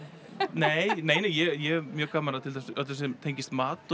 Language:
Icelandic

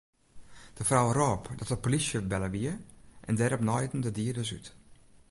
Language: Western Frisian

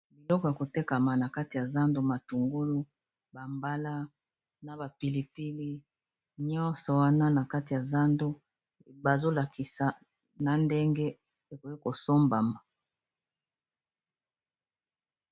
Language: Lingala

